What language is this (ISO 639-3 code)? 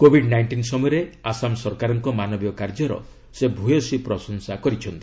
ori